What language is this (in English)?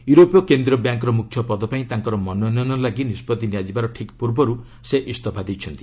Odia